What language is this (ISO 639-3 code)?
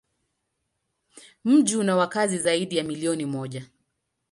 swa